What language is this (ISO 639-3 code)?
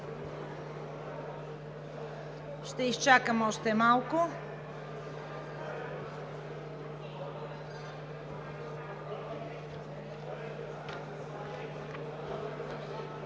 bul